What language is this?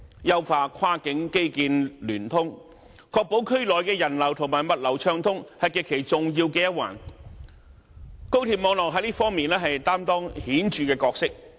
Cantonese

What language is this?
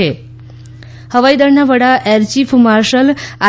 Gujarati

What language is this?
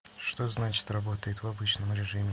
Russian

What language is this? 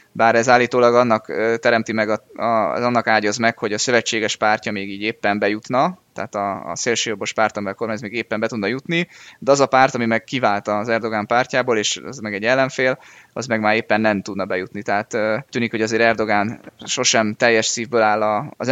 Hungarian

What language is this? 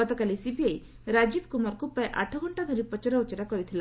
Odia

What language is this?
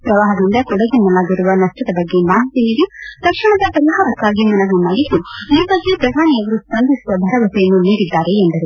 Kannada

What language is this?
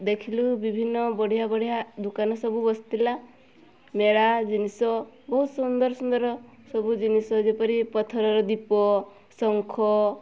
Odia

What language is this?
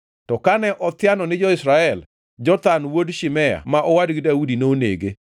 Luo (Kenya and Tanzania)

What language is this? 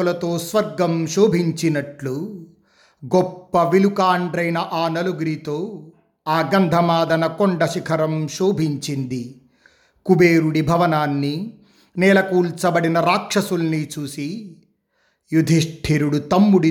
Telugu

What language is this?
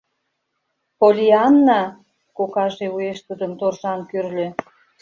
Mari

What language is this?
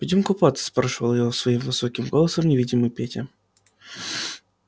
Russian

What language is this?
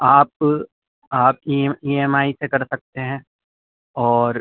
Urdu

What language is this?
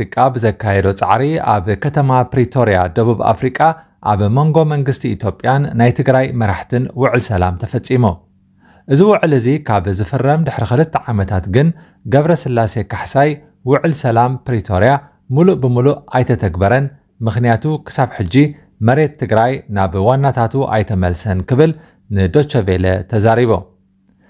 Arabic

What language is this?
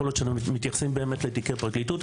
Hebrew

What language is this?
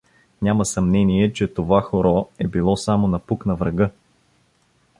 Bulgarian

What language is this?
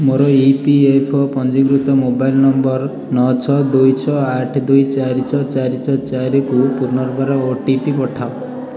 Odia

